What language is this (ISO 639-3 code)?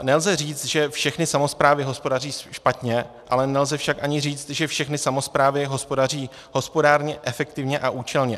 ces